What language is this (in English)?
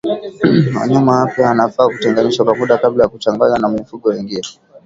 Swahili